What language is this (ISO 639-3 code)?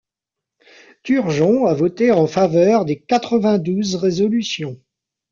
fra